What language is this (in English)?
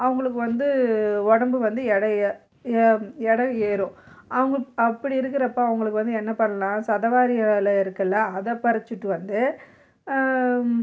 Tamil